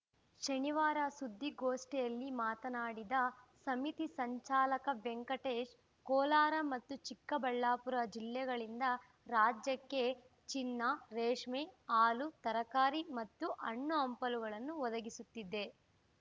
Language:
Kannada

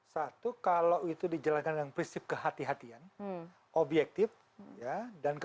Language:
Indonesian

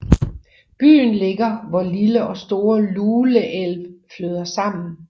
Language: Danish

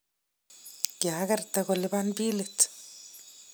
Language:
Kalenjin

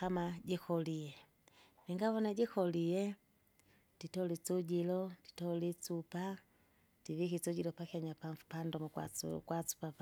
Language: Kinga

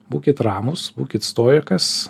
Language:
Lithuanian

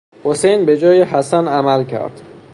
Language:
Persian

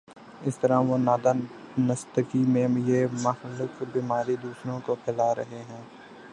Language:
Urdu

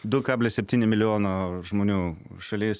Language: Lithuanian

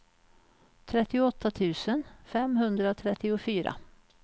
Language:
Swedish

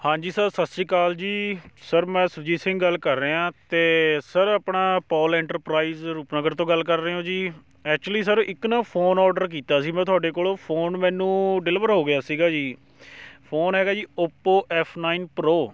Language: Punjabi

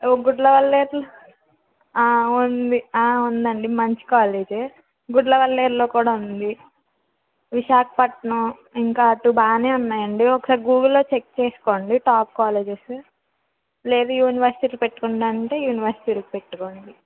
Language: Telugu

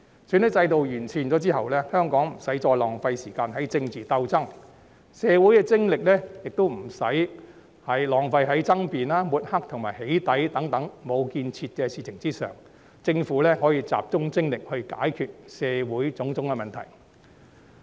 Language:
Cantonese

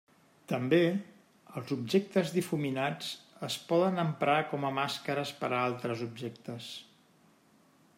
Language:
Catalan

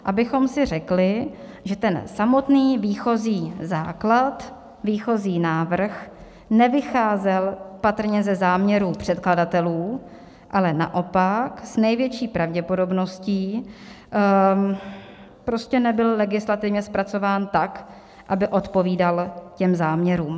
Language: Czech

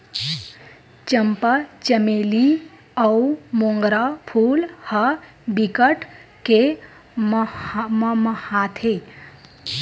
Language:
Chhattisgarhi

